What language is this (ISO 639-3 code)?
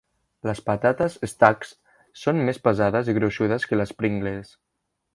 cat